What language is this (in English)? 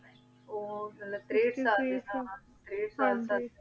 Punjabi